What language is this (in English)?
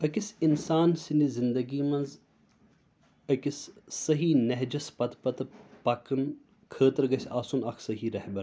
Kashmiri